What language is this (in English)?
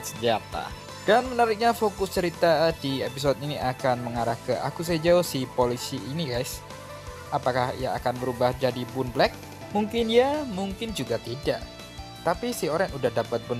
Indonesian